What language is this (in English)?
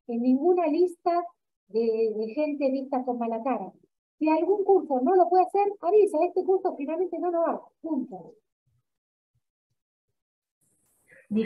Spanish